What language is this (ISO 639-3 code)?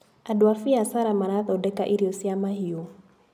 kik